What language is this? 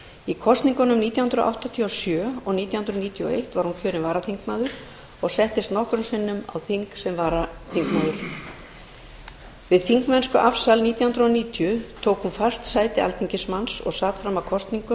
Icelandic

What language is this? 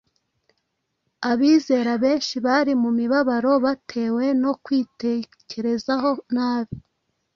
Kinyarwanda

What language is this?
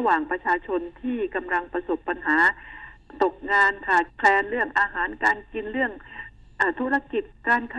Thai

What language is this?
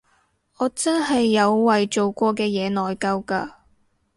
Cantonese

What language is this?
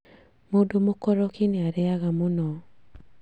Kikuyu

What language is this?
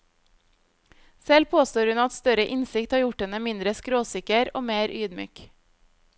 Norwegian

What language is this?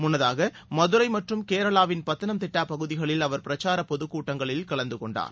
Tamil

